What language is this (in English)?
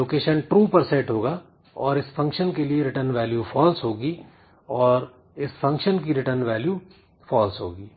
Hindi